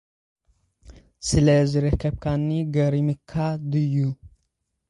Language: Tigrinya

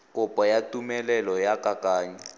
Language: Tswana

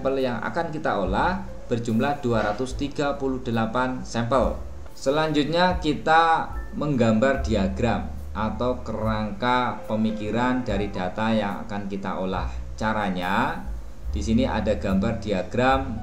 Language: Indonesian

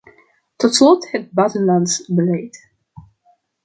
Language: Dutch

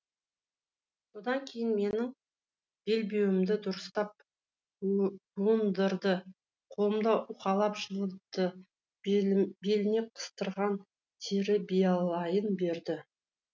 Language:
Kazakh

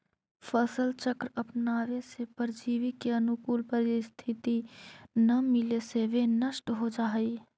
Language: Magahi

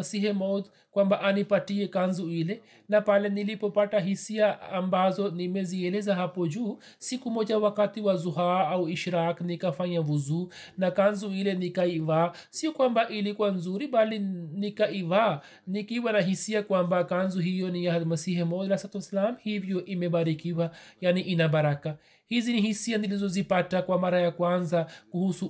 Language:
Swahili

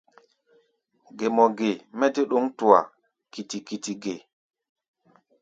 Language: Gbaya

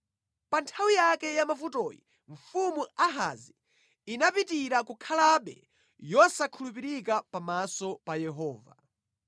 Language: Nyanja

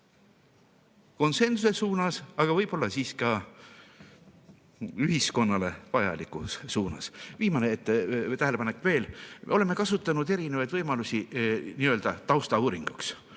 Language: Estonian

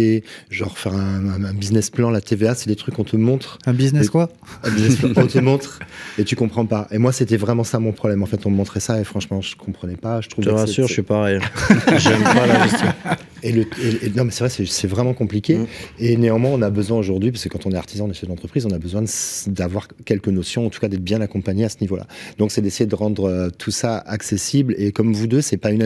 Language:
French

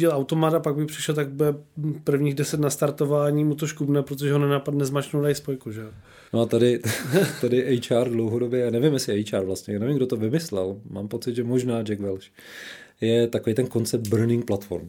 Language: Czech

